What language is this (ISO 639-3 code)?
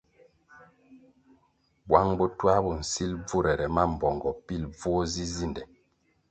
nmg